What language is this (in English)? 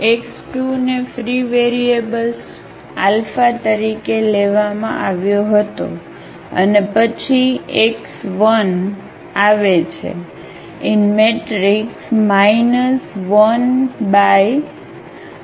Gujarati